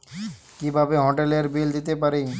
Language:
Bangla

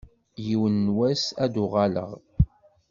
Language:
Kabyle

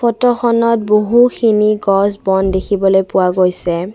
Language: Assamese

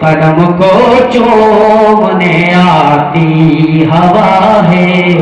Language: Urdu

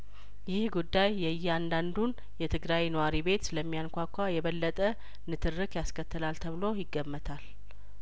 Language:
Amharic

